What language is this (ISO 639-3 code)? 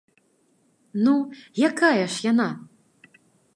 bel